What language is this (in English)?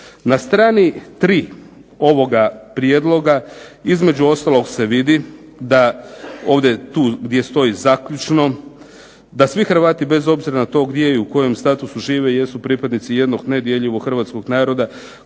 Croatian